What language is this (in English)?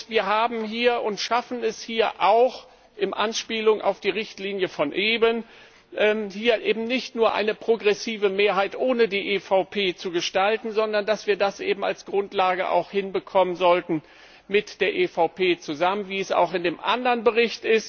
German